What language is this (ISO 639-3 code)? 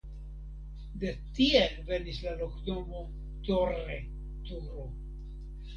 epo